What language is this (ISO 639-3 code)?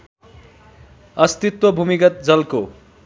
nep